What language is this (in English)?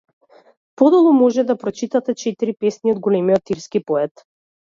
Macedonian